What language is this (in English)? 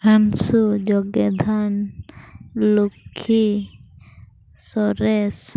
Santali